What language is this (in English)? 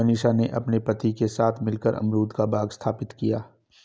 Hindi